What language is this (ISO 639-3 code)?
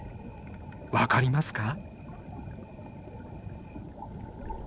jpn